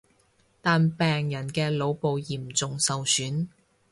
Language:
Cantonese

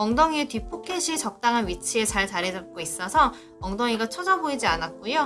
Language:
Korean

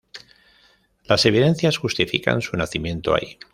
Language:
Spanish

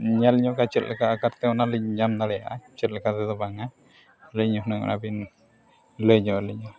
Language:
Santali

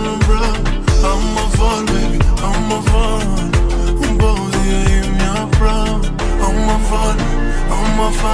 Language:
Albanian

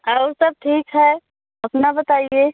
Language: Hindi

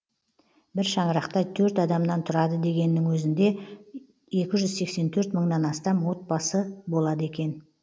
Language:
Kazakh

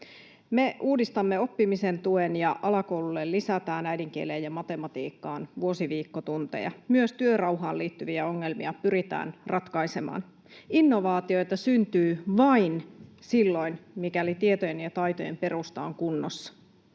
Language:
Finnish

